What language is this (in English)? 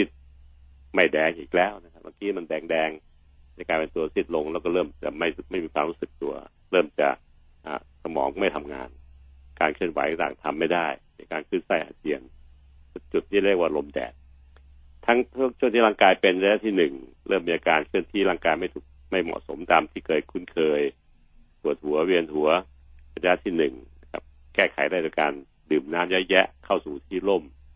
Thai